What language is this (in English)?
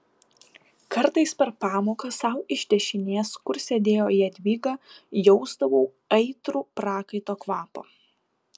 Lithuanian